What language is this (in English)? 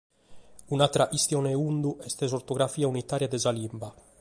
Sardinian